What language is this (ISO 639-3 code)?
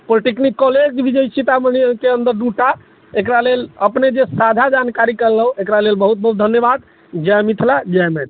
mai